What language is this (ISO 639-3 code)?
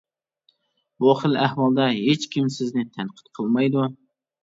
uig